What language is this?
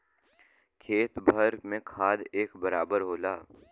Bhojpuri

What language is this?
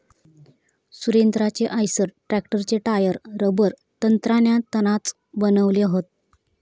Marathi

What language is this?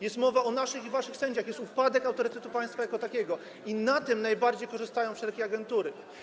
Polish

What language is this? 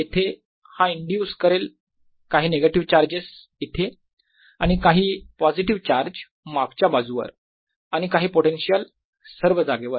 Marathi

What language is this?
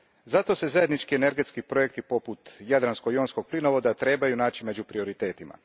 Croatian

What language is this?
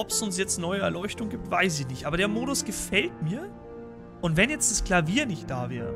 German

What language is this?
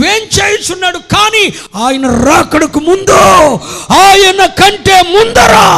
Telugu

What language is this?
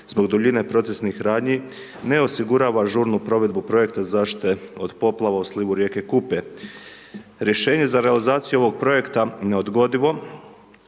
Croatian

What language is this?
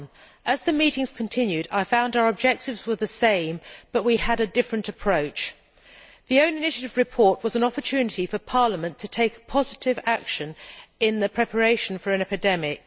English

